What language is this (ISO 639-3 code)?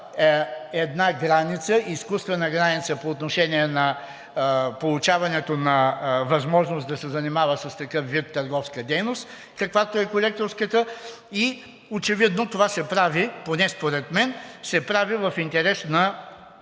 bul